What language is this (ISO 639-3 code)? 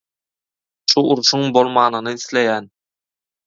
tuk